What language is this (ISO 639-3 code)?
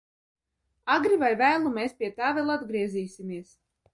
lav